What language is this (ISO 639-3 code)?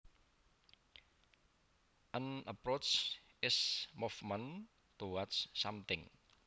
jav